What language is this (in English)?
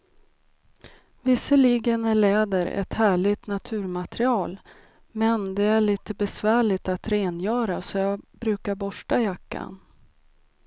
Swedish